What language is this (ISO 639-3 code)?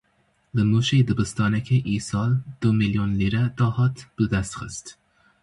kur